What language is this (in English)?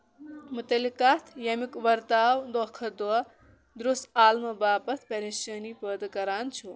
Kashmiri